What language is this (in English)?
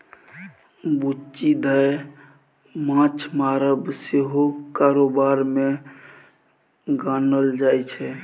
Maithili